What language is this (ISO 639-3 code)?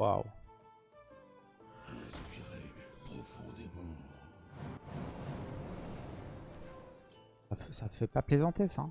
fra